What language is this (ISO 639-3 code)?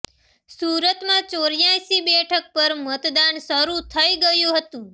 guj